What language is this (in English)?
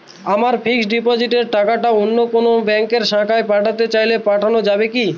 Bangla